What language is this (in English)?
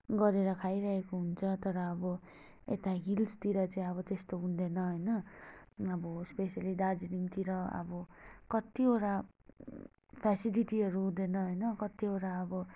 Nepali